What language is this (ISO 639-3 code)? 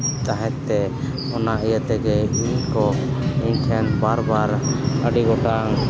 sat